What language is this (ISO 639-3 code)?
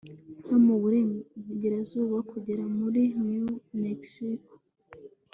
kin